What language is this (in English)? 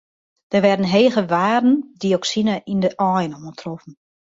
Western Frisian